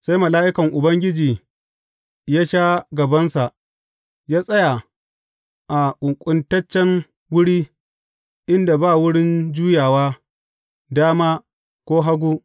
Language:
Hausa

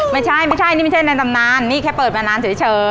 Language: Thai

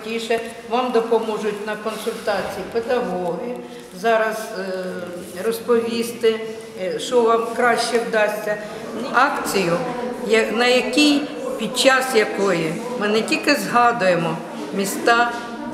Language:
Ukrainian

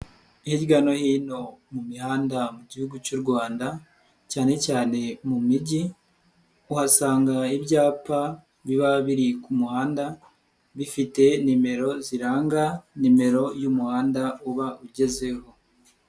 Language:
Kinyarwanda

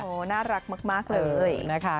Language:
Thai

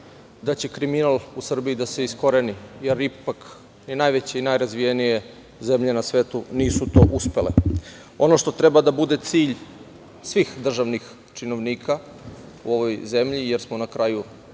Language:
Serbian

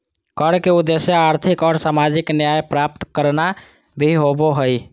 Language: Magahi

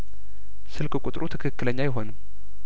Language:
Amharic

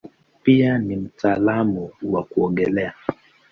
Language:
Swahili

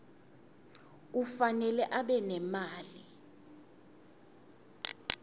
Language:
Swati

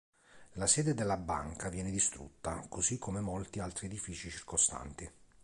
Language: Italian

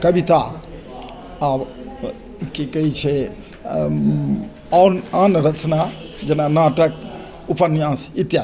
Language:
Maithili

